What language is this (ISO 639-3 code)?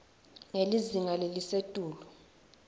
ssw